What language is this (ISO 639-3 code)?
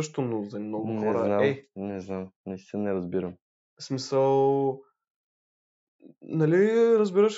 bul